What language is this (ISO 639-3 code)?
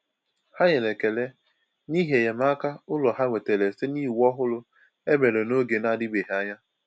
ibo